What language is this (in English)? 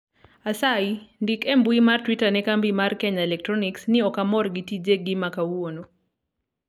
Luo (Kenya and Tanzania)